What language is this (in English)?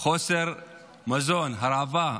Hebrew